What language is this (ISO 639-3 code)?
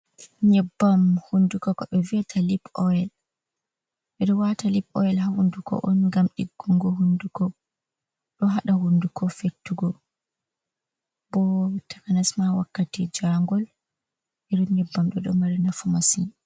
ful